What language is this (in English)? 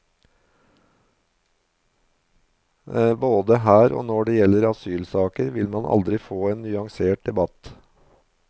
Norwegian